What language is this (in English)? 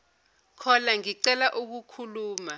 Zulu